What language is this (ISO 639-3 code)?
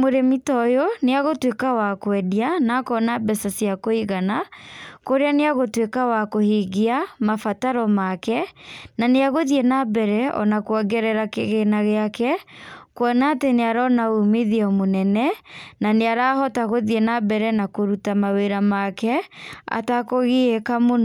kik